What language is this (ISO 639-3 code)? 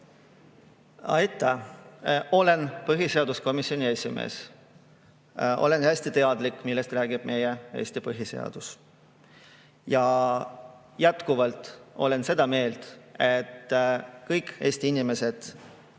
est